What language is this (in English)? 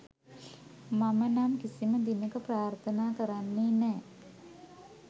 Sinhala